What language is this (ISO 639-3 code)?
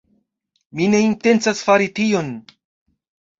epo